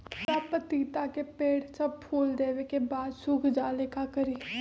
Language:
Magahi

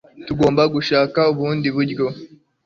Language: Kinyarwanda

